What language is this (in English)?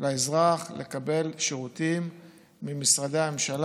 Hebrew